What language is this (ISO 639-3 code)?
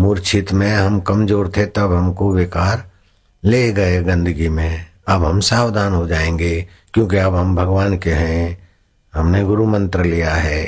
hin